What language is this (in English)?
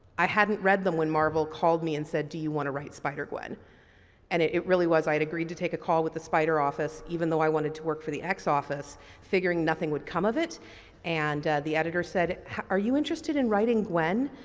English